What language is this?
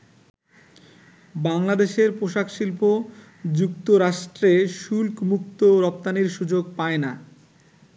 Bangla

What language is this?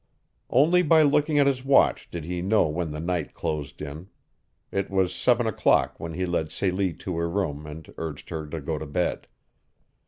English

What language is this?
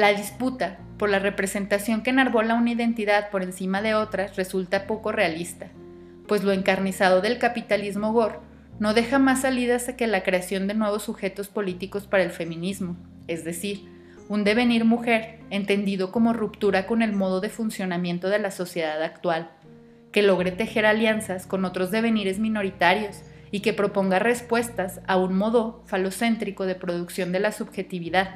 Spanish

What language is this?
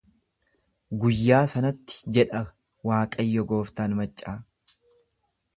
Oromo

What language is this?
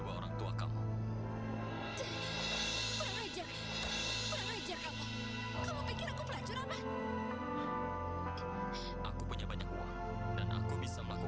Indonesian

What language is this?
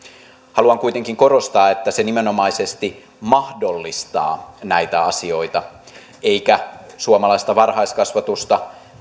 Finnish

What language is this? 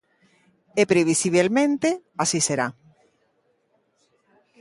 Galician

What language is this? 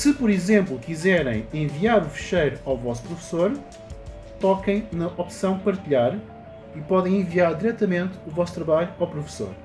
Portuguese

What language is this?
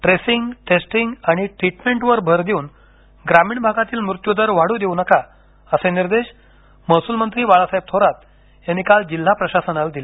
Marathi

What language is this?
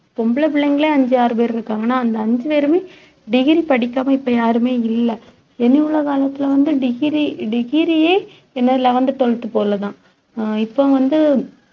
Tamil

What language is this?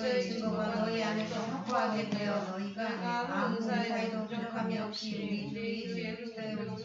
Korean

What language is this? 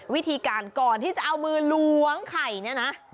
Thai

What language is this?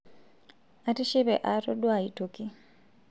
Masai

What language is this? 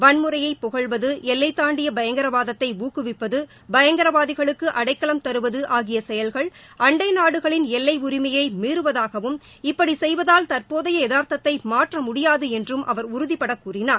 Tamil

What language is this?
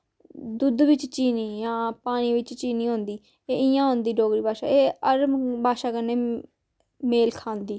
Dogri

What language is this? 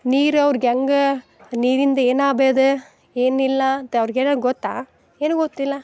Kannada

